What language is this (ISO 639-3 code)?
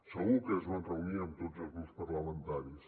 cat